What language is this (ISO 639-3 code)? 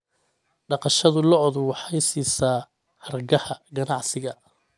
som